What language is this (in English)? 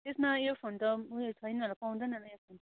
Nepali